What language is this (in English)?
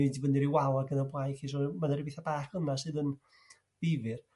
Welsh